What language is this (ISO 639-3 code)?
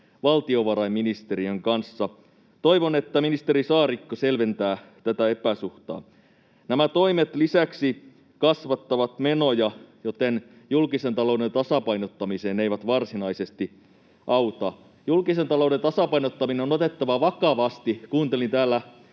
fin